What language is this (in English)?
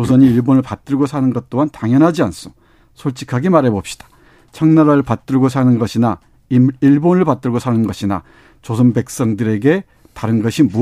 Korean